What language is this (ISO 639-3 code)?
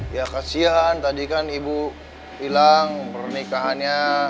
ind